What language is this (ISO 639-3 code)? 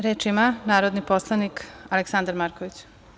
srp